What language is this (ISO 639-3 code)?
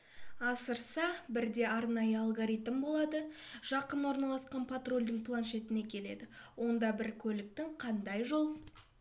kaz